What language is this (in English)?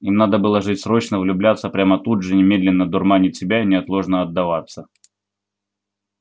Russian